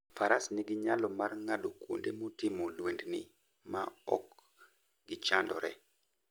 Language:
Luo (Kenya and Tanzania)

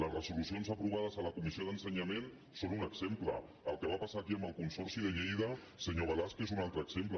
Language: Catalan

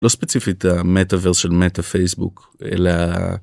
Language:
Hebrew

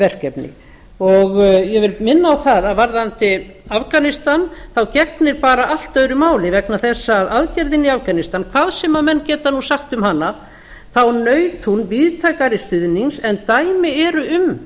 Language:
Icelandic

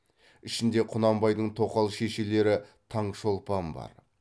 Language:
Kazakh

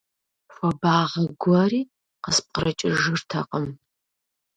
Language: Kabardian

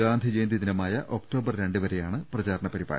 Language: Malayalam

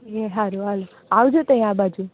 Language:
Gujarati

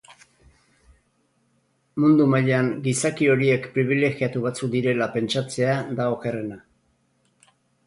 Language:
Basque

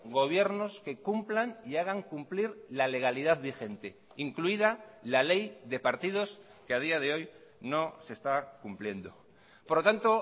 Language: Spanish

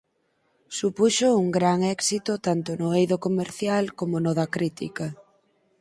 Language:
Galician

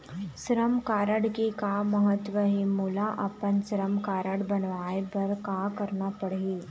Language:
Chhattisgarhi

